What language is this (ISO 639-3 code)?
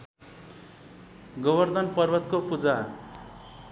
nep